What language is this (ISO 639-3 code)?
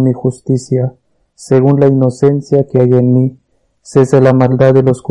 spa